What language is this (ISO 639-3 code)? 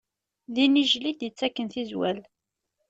kab